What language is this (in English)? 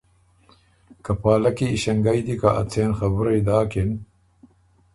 Ormuri